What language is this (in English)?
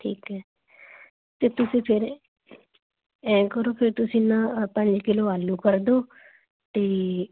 Punjabi